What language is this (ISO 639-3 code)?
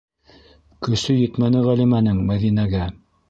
bak